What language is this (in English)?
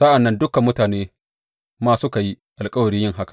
Hausa